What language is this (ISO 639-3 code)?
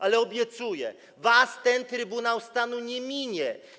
pol